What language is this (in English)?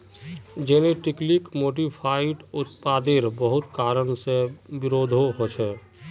Magahi